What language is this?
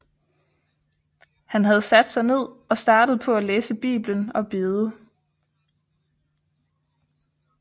Danish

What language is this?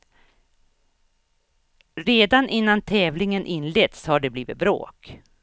Swedish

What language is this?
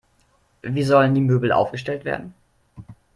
German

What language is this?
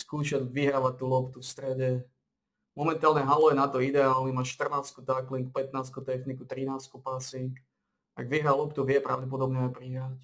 Slovak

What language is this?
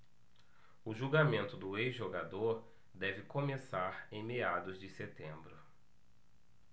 Portuguese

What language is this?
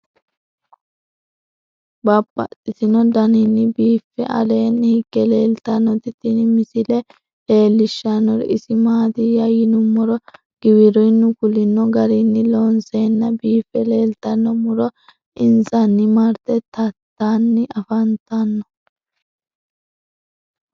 Sidamo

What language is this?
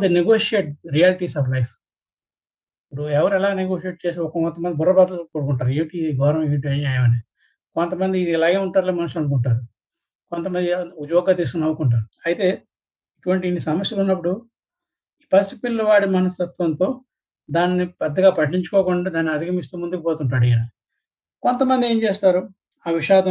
Telugu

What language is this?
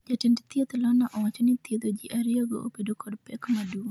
Luo (Kenya and Tanzania)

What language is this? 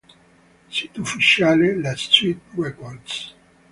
Italian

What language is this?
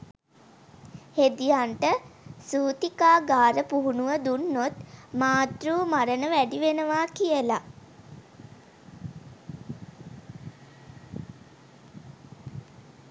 Sinhala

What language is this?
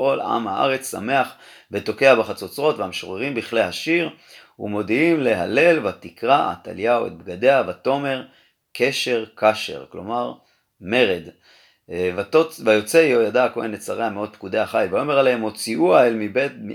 Hebrew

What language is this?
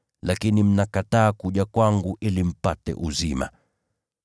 Swahili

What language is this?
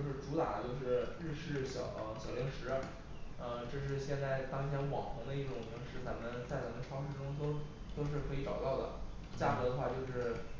Chinese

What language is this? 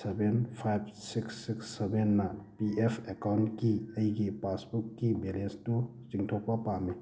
Manipuri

